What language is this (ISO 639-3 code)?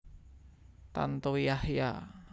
jav